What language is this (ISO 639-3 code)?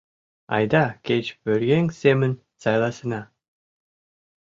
chm